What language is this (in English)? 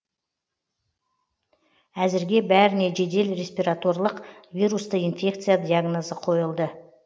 Kazakh